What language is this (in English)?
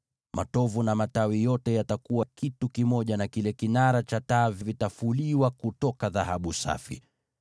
Swahili